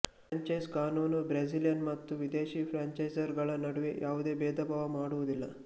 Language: Kannada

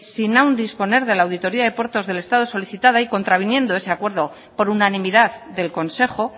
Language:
Spanish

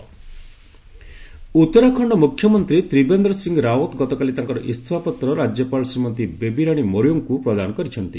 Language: Odia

